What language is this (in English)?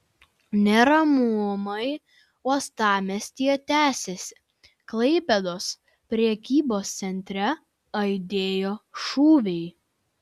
Lithuanian